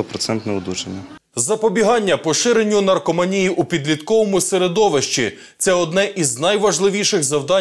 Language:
Ukrainian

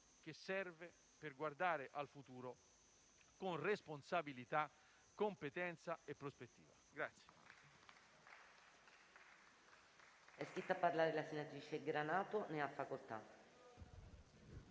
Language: Italian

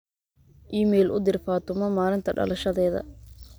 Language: Somali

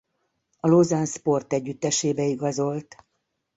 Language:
Hungarian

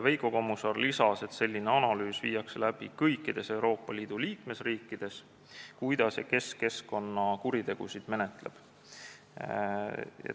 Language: Estonian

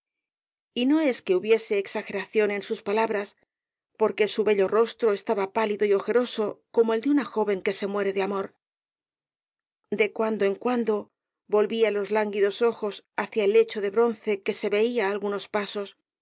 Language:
Spanish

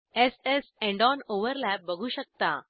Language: Marathi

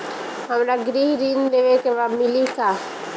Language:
Bhojpuri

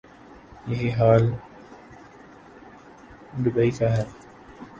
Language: Urdu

